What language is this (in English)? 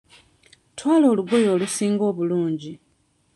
Ganda